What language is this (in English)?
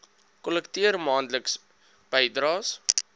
Afrikaans